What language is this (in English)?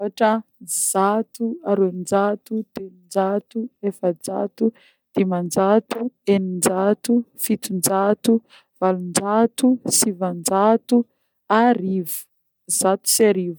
Northern Betsimisaraka Malagasy